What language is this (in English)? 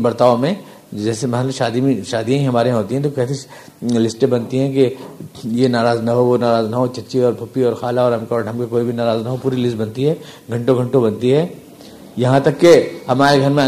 Urdu